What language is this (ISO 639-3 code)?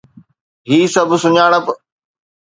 snd